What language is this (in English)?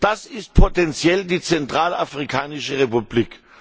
German